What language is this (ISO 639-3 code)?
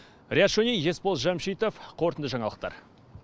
kaz